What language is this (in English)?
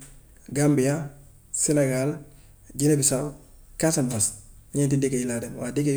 Gambian Wolof